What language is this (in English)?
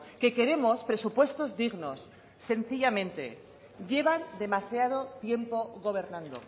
Spanish